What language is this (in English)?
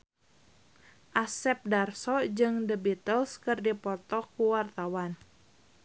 Sundanese